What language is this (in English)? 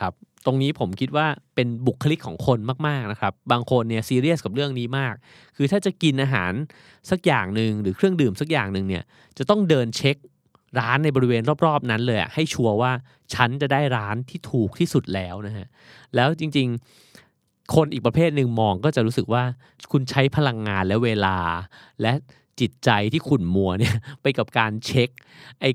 Thai